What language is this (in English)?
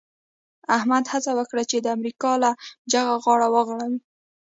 Pashto